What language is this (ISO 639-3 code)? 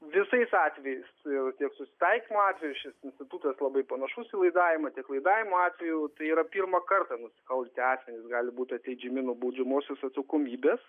lit